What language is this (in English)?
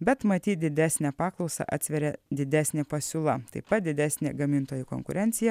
Lithuanian